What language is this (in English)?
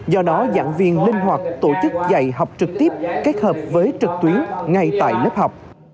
Vietnamese